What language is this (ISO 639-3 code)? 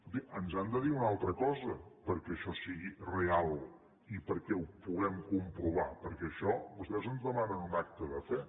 cat